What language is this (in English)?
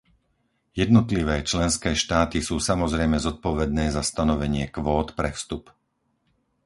Slovak